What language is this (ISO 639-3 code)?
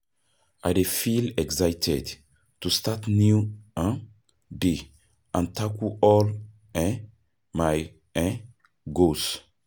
pcm